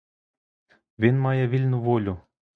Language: Ukrainian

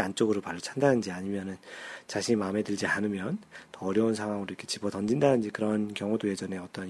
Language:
Korean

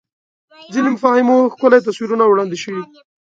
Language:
Pashto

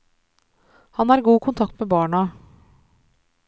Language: Norwegian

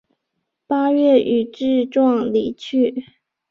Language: Chinese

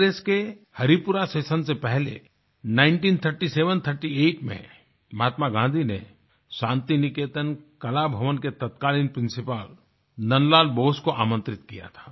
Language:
Hindi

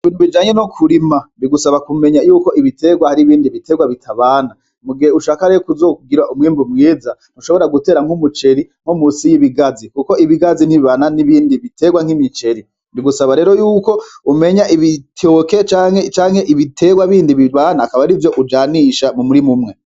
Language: Rundi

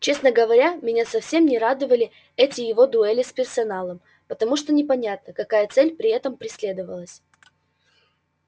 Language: Russian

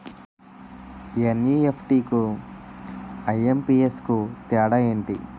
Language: Telugu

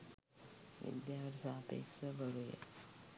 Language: Sinhala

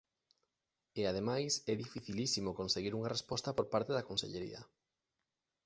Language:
Galician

